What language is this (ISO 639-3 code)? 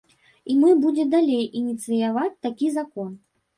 bel